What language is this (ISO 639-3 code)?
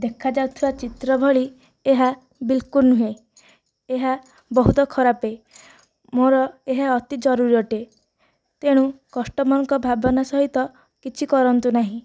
ori